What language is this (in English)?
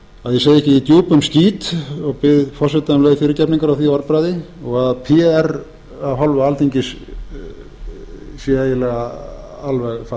Icelandic